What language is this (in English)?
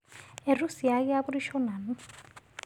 Masai